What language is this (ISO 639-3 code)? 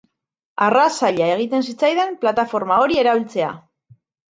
eus